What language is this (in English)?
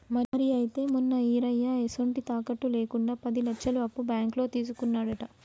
Telugu